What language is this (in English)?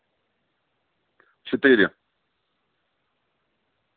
Russian